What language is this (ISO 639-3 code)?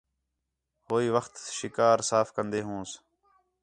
xhe